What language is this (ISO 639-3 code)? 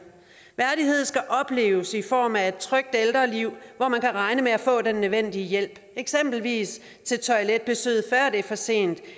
dan